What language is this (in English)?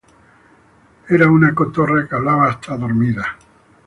Spanish